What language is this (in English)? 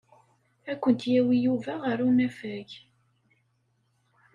Kabyle